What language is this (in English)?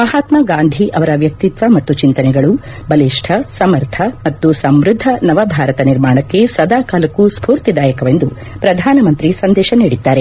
Kannada